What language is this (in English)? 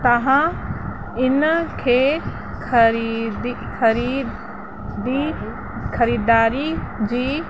Sindhi